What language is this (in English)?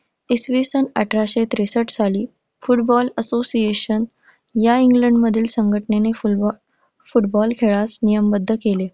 Marathi